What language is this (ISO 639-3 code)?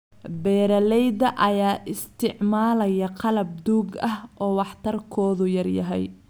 som